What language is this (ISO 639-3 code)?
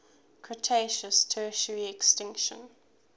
eng